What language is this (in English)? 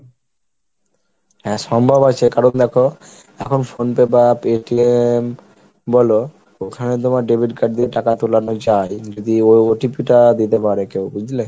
Bangla